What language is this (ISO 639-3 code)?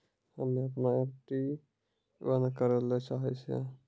mai